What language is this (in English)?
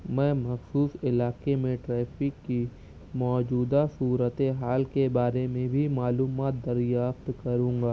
Urdu